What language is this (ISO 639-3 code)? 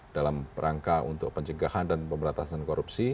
ind